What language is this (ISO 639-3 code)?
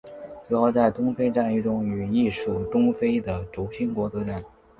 zho